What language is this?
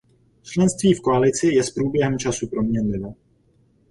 Czech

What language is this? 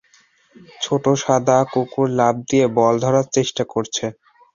Bangla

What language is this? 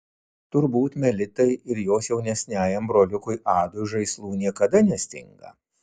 Lithuanian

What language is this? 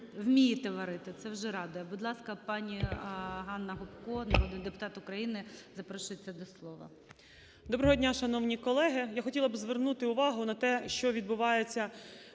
Ukrainian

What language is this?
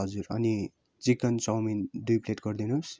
Nepali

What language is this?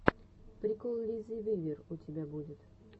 Russian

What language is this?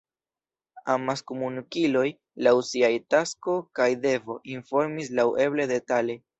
Esperanto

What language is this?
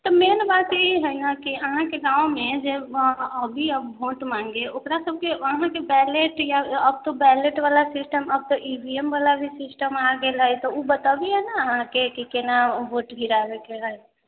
Maithili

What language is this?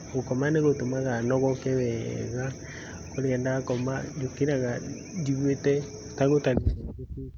Kikuyu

